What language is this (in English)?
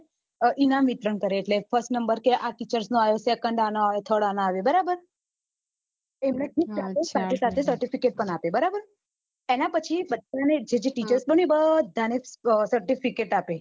Gujarati